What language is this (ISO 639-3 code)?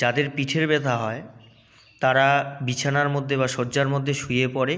ben